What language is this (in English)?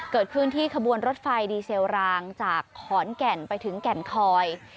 Thai